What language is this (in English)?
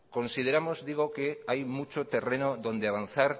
Spanish